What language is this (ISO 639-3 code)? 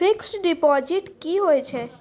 mai